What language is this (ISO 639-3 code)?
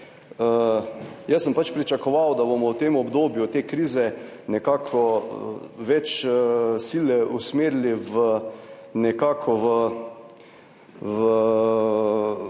slv